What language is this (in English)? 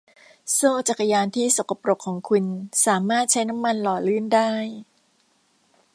Thai